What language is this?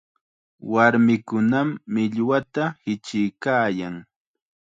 Chiquián Ancash Quechua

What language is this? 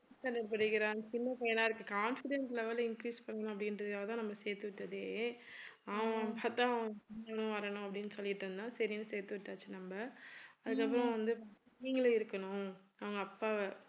Tamil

